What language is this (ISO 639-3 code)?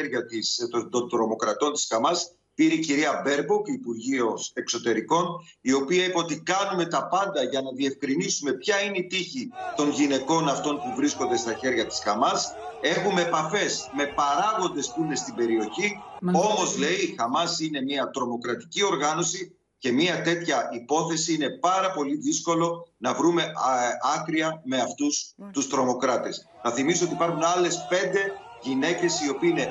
ell